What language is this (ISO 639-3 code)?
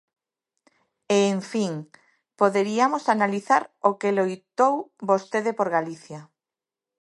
glg